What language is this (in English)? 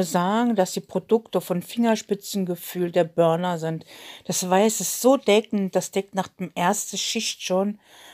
German